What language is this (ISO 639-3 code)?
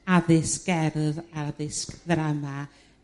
cym